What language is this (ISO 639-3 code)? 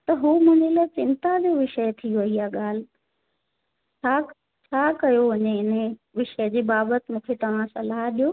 snd